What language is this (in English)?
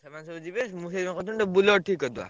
Odia